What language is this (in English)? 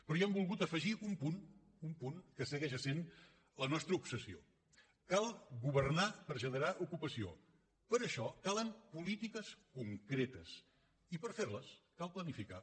Catalan